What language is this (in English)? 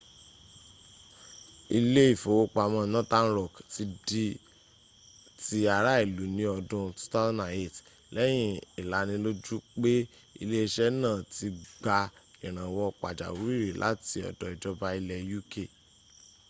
Yoruba